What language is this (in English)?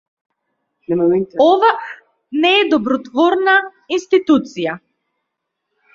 Macedonian